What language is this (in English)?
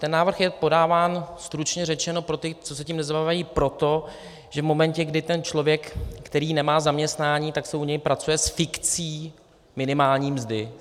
Czech